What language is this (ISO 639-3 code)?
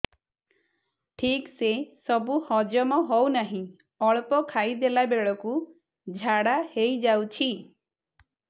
ori